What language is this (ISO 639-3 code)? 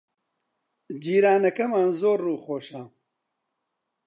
ckb